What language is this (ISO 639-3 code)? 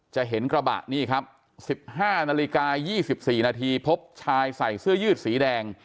tha